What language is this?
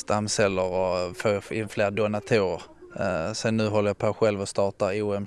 Swedish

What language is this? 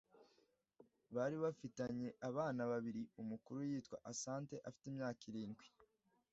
Kinyarwanda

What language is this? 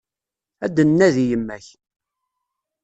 Kabyle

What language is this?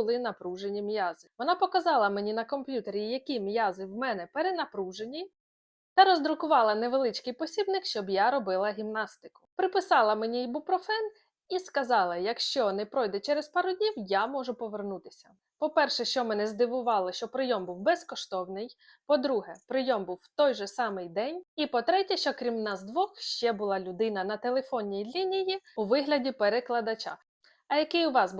Ukrainian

